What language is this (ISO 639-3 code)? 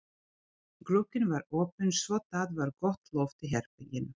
isl